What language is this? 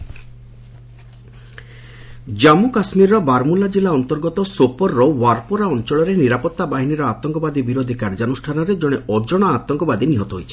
Odia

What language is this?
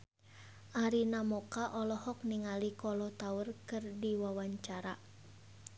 Sundanese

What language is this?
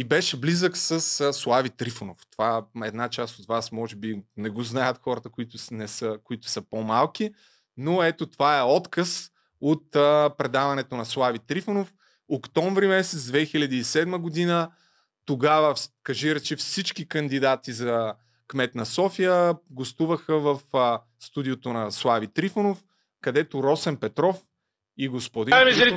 Bulgarian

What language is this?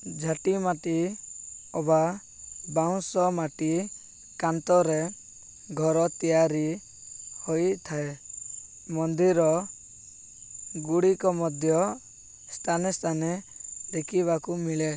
Odia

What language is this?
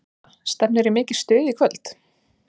Icelandic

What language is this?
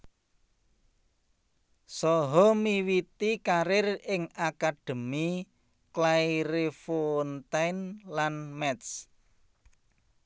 Javanese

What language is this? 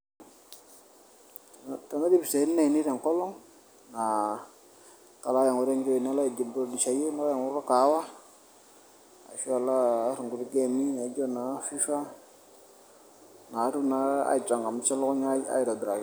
Masai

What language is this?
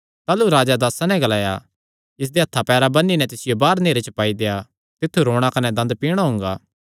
Kangri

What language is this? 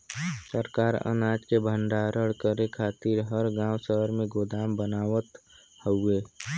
Bhojpuri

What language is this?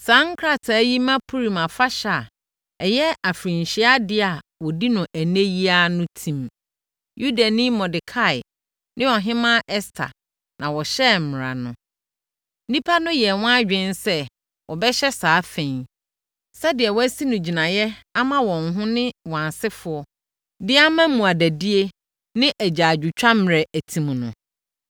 Akan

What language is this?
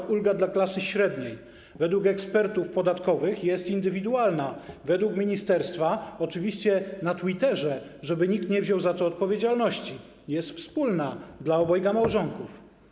Polish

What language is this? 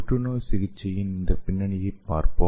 Tamil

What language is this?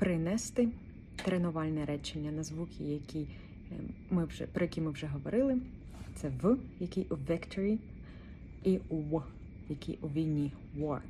Ukrainian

